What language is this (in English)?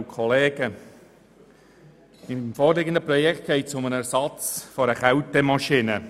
Swiss German